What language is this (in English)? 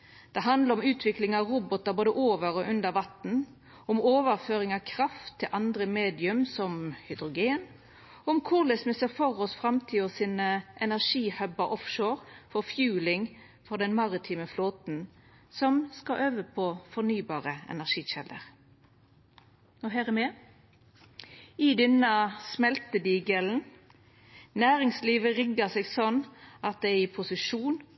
Norwegian Nynorsk